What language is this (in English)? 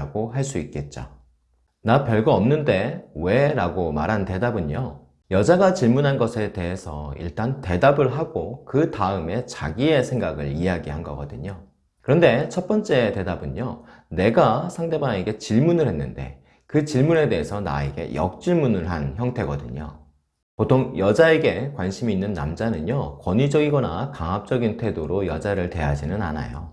Korean